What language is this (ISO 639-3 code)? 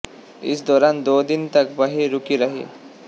hin